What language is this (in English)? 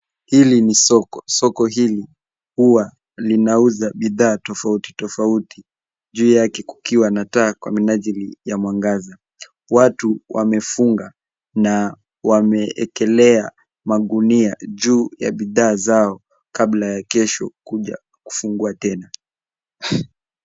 Swahili